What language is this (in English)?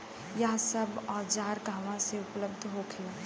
Bhojpuri